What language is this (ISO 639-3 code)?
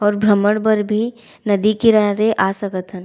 hne